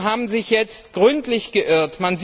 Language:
German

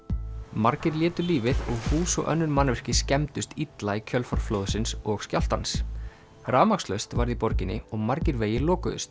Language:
Icelandic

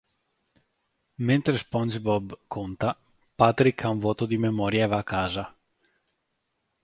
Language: Italian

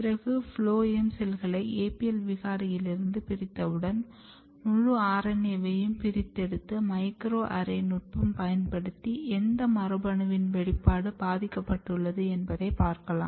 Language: Tamil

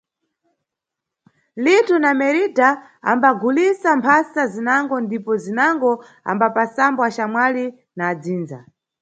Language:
Nyungwe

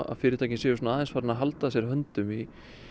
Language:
Icelandic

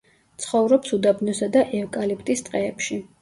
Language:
Georgian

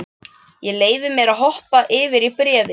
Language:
Icelandic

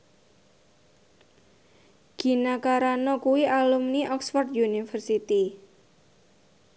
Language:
Javanese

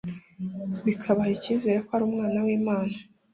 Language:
Kinyarwanda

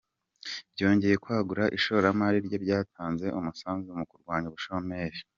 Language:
Kinyarwanda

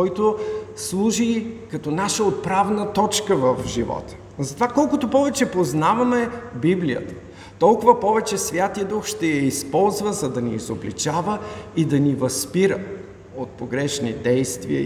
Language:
Bulgarian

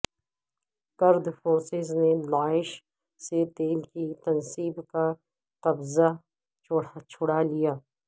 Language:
Urdu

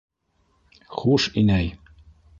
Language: Bashkir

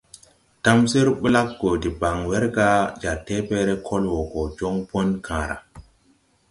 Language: Tupuri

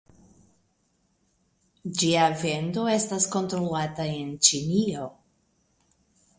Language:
Esperanto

